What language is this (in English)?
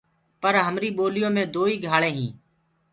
Gurgula